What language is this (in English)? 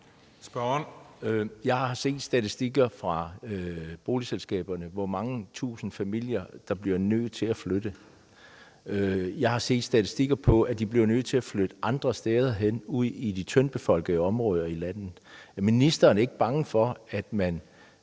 Danish